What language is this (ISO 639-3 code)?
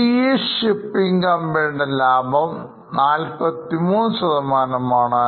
mal